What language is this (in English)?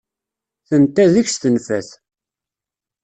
Kabyle